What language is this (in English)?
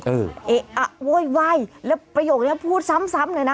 Thai